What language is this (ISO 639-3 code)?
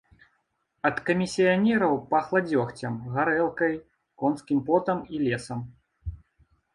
bel